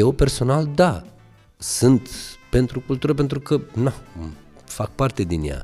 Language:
Romanian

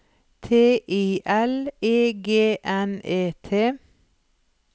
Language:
Norwegian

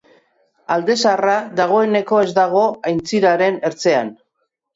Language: Basque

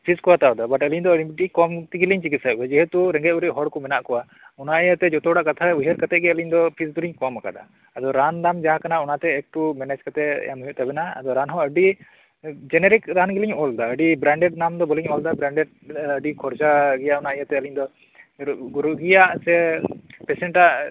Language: Santali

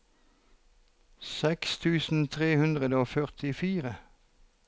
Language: Norwegian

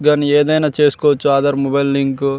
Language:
Telugu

